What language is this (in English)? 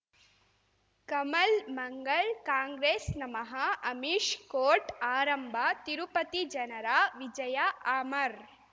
Kannada